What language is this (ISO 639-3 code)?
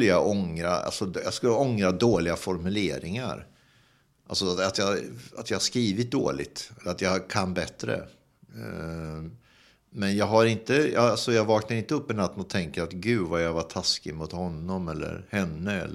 swe